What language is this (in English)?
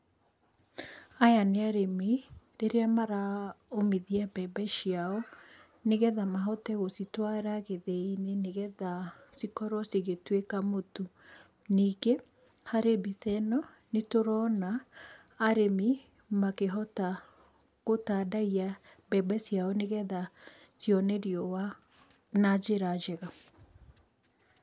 Kikuyu